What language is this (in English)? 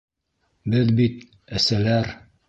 Bashkir